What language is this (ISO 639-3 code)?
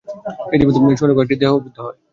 ben